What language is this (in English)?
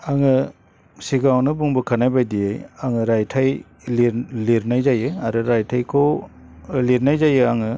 Bodo